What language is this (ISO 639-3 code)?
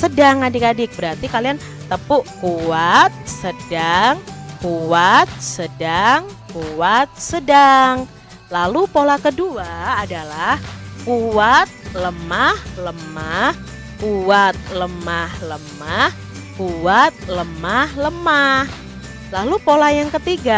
ind